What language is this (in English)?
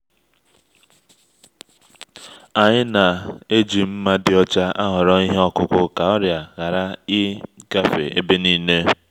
Igbo